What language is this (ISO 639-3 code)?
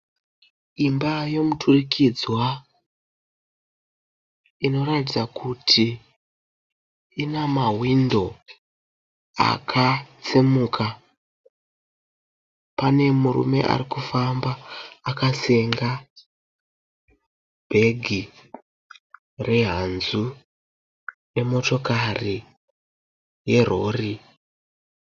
sna